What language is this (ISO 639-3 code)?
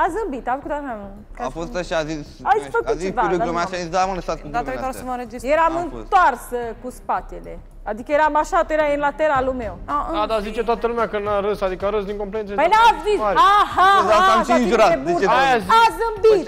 ron